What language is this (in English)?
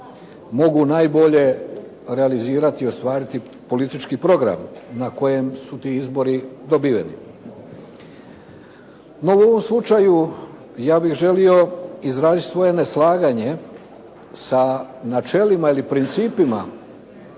Croatian